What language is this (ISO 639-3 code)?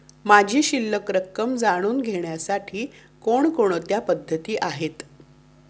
mar